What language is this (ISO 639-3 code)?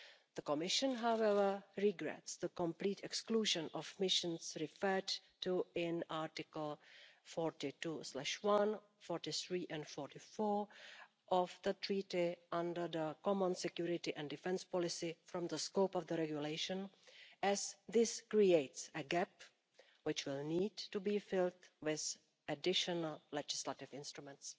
eng